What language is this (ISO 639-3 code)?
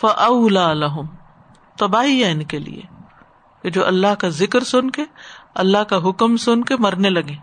urd